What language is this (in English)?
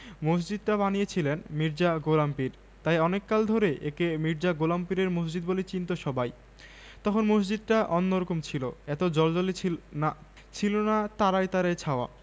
Bangla